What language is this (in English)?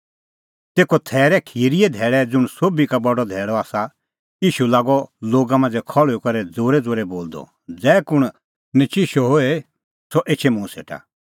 Kullu Pahari